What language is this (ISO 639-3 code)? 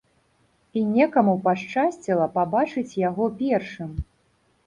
bel